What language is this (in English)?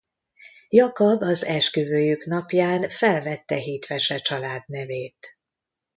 Hungarian